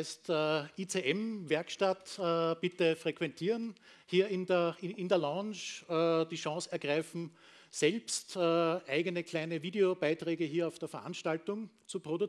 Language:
German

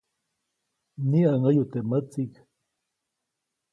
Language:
Copainalá Zoque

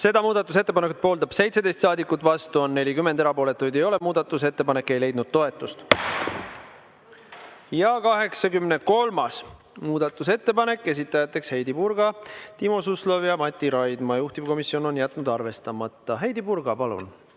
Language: Estonian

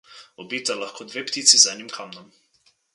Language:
Slovenian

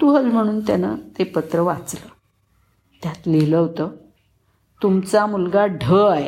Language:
Marathi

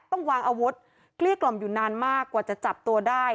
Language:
Thai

